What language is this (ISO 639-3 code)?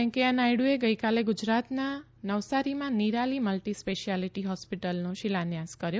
guj